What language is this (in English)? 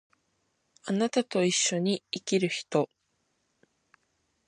Japanese